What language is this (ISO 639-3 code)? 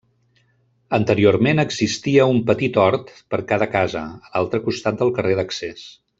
cat